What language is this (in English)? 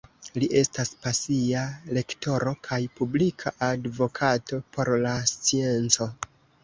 Esperanto